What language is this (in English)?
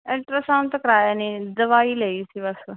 Punjabi